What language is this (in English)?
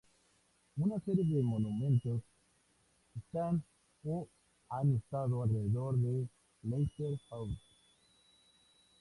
Spanish